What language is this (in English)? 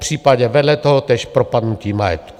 Czech